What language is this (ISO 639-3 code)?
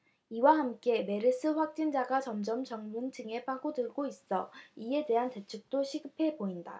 kor